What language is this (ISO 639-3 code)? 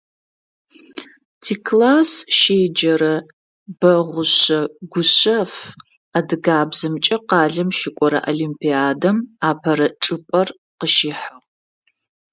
ady